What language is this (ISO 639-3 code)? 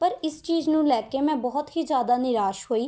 pan